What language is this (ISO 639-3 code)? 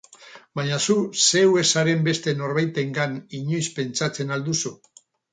eus